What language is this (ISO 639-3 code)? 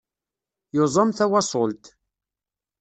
kab